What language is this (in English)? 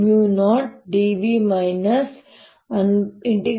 Kannada